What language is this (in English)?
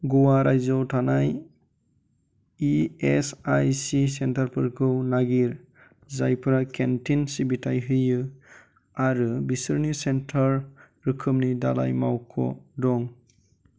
Bodo